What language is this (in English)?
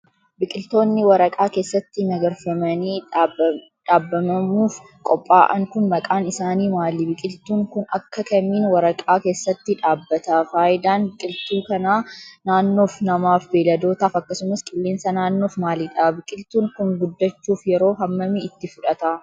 Oromo